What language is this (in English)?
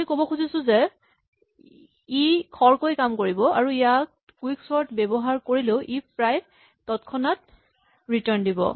Assamese